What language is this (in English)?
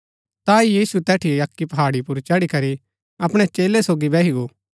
Gaddi